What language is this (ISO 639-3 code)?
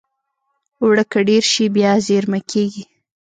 pus